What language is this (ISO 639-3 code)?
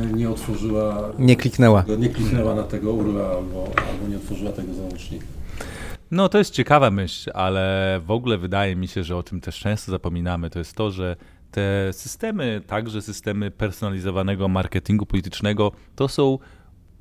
pol